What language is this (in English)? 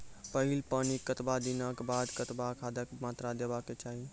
Maithili